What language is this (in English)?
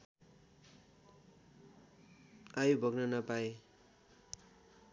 Nepali